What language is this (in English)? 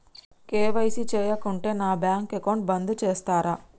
Telugu